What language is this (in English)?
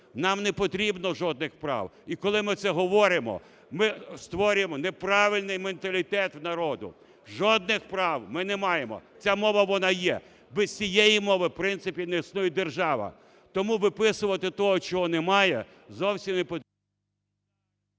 Ukrainian